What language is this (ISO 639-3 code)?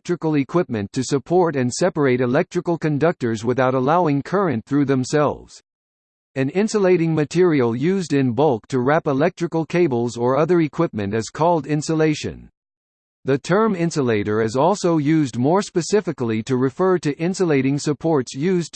eng